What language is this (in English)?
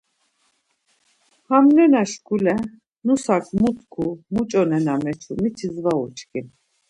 Laz